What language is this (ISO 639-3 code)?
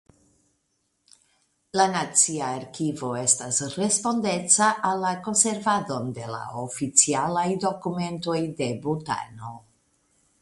epo